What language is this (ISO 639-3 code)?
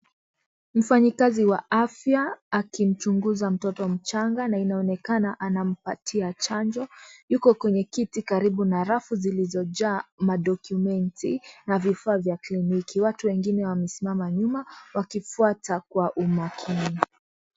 swa